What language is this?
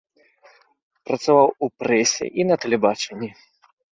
Belarusian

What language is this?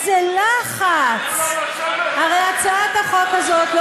Hebrew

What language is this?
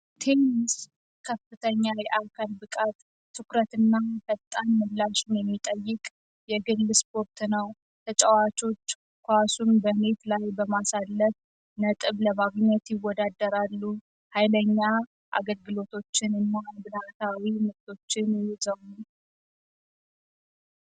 Amharic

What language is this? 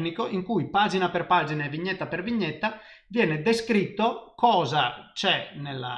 Italian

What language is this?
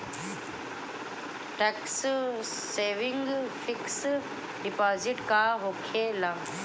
Bhojpuri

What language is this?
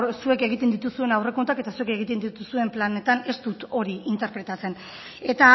Basque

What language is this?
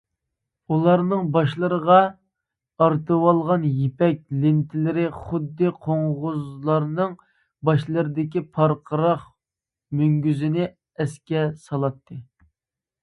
Uyghur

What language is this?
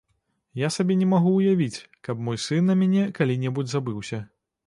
Belarusian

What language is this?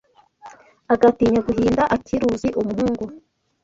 Kinyarwanda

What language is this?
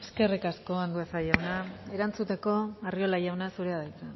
Basque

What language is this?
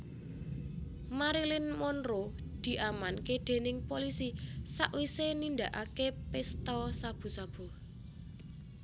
Javanese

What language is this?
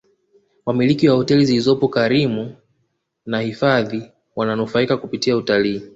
Swahili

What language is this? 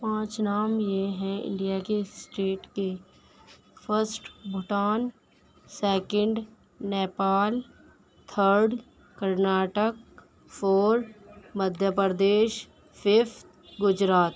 Urdu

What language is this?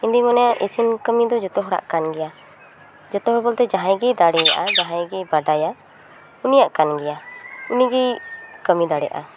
Santali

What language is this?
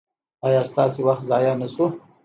Pashto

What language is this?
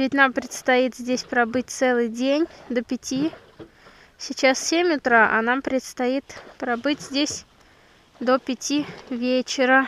Russian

